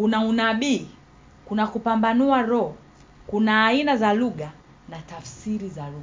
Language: Swahili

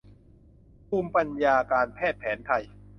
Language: Thai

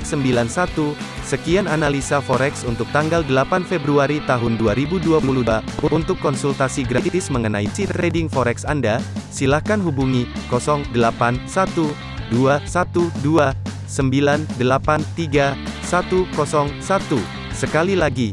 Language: Indonesian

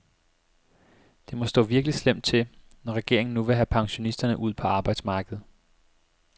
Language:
Danish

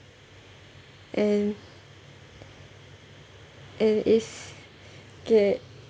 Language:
English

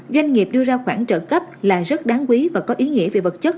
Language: Vietnamese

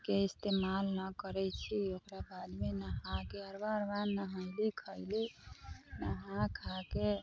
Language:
Maithili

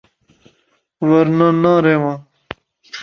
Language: Northern Hindko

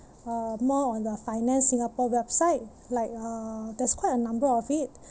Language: English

